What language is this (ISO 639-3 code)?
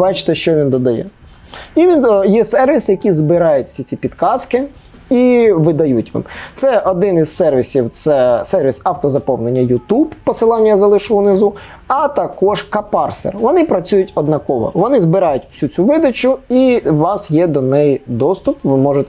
ukr